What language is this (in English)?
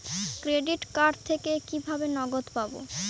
Bangla